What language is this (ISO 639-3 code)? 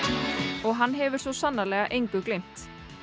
isl